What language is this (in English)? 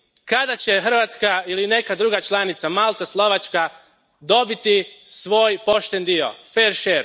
Croatian